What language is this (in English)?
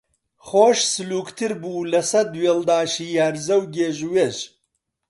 Central Kurdish